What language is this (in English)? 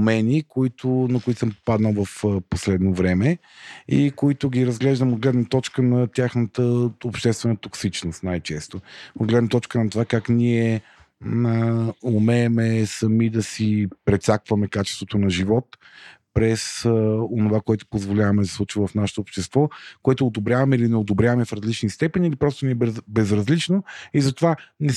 Bulgarian